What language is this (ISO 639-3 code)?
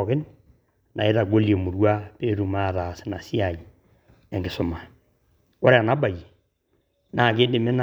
mas